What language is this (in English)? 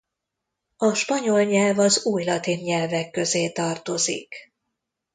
Hungarian